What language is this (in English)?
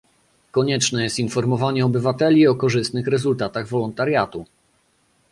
Polish